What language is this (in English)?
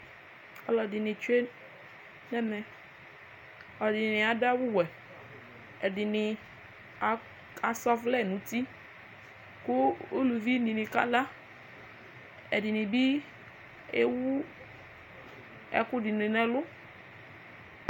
Ikposo